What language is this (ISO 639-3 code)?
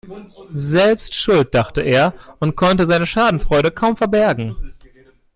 deu